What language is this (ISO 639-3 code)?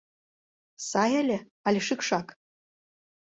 chm